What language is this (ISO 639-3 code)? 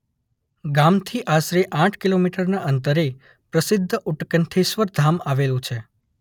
guj